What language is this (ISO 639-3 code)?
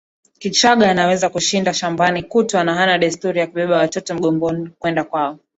swa